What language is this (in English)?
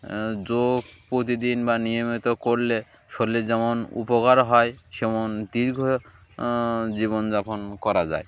Bangla